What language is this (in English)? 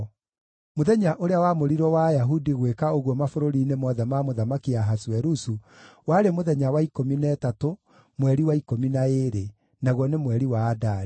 Kikuyu